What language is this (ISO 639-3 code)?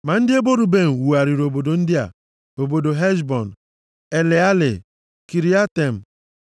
ibo